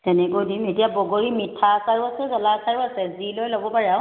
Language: Assamese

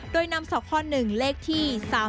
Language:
Thai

